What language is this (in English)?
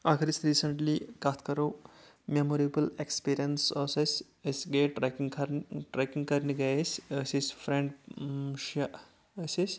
Kashmiri